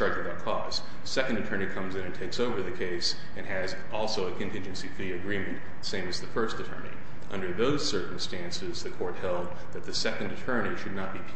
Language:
English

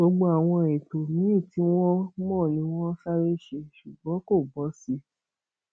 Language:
Yoruba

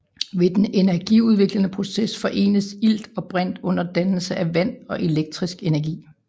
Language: Danish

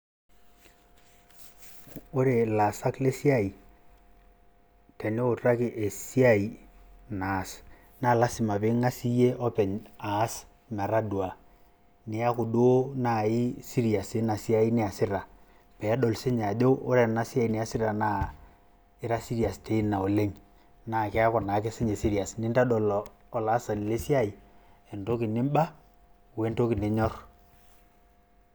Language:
Masai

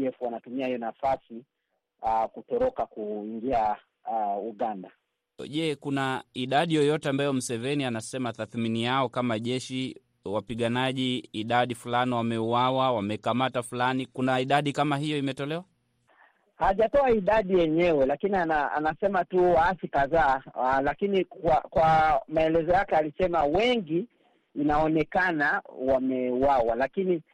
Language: Swahili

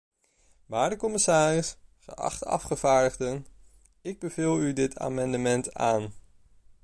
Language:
Dutch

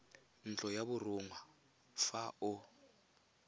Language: Tswana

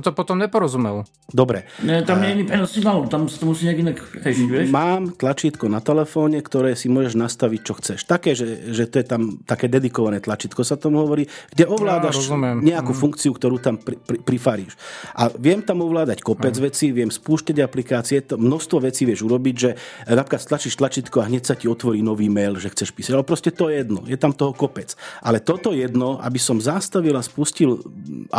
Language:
Slovak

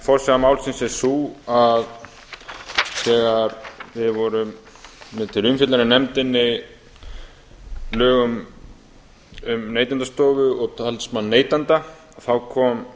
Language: Icelandic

